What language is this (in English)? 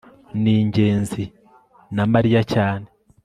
Kinyarwanda